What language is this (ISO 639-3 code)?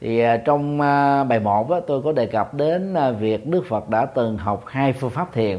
vie